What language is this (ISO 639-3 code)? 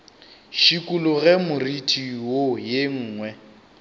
nso